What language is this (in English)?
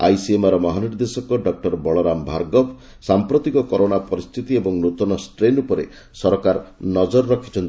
Odia